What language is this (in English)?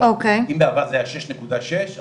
Hebrew